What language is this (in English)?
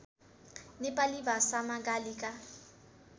Nepali